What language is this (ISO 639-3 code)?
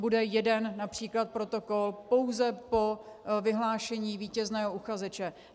ces